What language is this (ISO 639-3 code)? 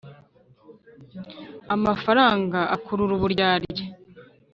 kin